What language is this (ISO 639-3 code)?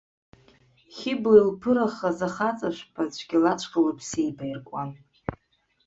abk